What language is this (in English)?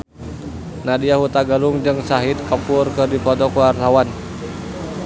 Sundanese